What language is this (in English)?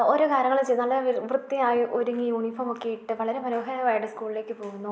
Malayalam